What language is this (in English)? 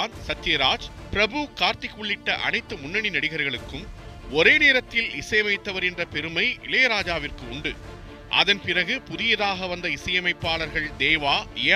Tamil